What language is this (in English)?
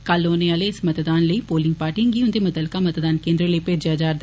Dogri